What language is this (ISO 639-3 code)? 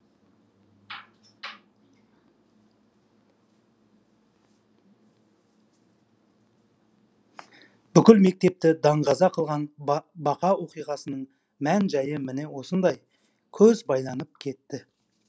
kaz